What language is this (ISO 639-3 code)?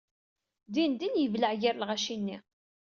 kab